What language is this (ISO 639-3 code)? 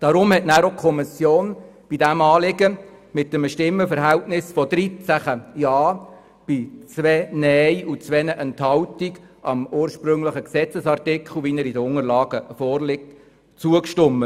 gsw